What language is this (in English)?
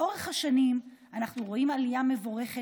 Hebrew